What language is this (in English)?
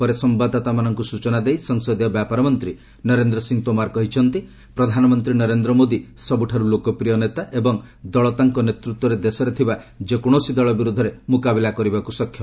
Odia